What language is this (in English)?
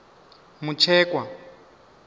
Venda